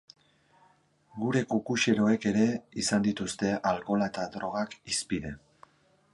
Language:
Basque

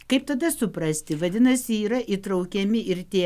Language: Lithuanian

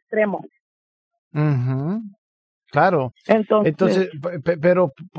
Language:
Spanish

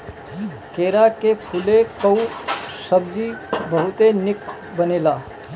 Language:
Bhojpuri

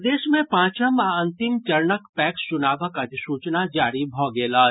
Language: Maithili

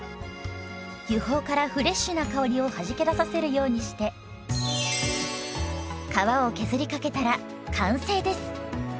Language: Japanese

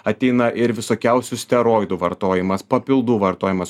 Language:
Lithuanian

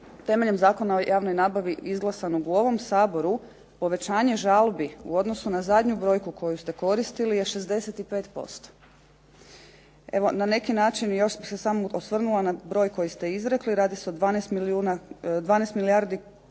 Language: Croatian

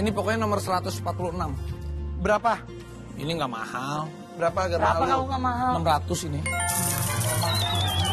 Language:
Indonesian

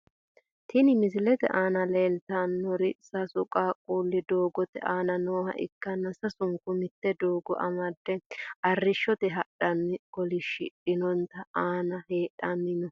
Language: Sidamo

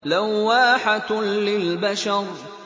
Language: Arabic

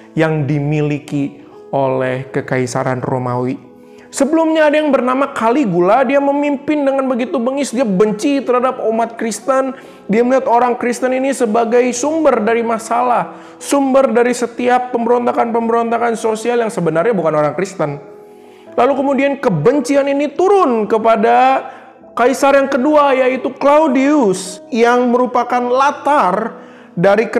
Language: Indonesian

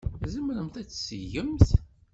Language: Kabyle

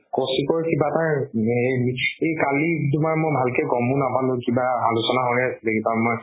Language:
Assamese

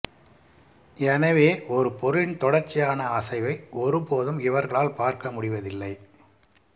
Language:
Tamil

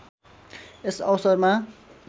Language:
Nepali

